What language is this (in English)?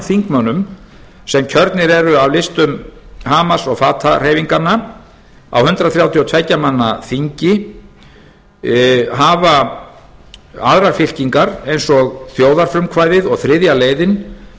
Icelandic